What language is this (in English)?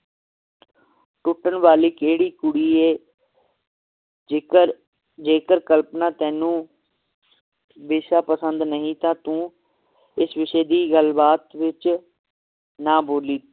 Punjabi